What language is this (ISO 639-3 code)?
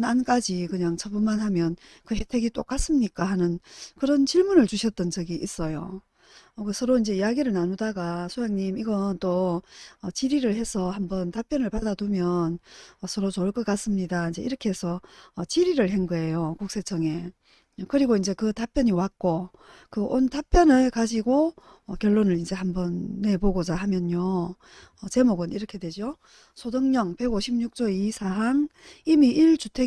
kor